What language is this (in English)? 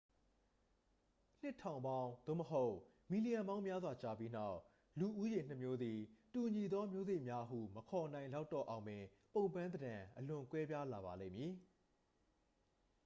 Burmese